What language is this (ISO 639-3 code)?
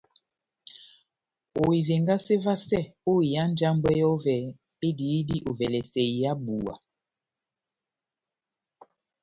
bnm